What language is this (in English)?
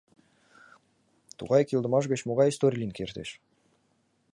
Mari